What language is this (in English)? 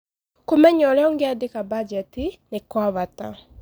Kikuyu